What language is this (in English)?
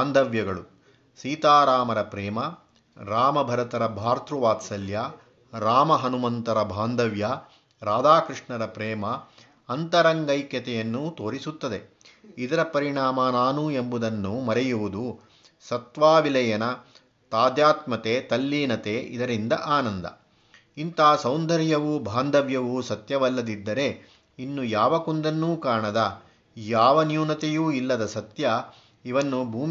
Kannada